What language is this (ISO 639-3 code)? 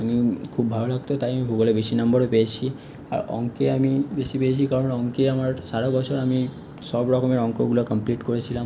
ben